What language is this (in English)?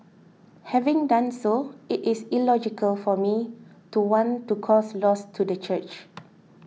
English